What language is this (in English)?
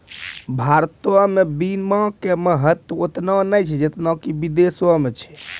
Maithili